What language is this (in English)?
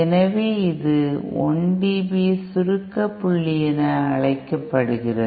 Tamil